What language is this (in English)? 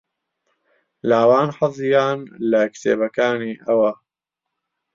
Central Kurdish